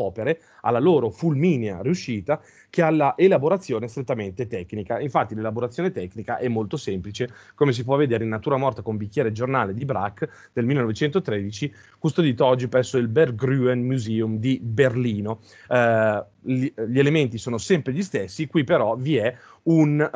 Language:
Italian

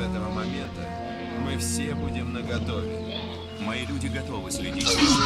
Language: Russian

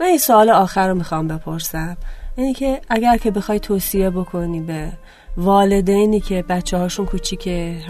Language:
Persian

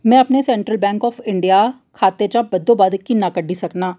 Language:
Dogri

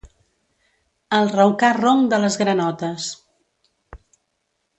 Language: Catalan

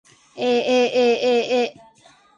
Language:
Japanese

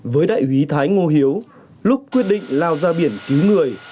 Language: Vietnamese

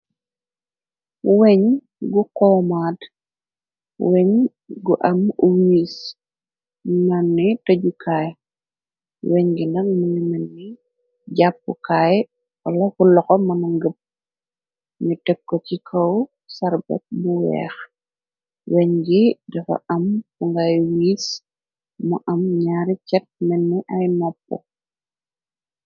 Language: Wolof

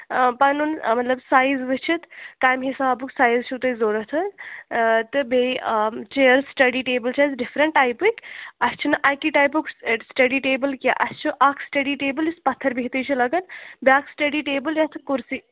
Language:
Kashmiri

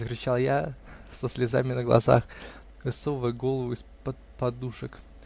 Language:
Russian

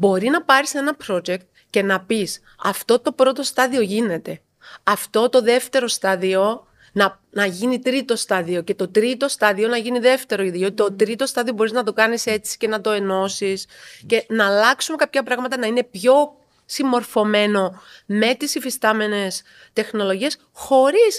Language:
Greek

